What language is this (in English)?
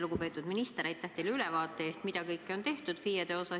Estonian